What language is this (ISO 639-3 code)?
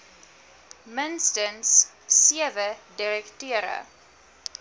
afr